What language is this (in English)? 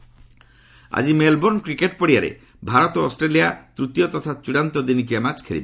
Odia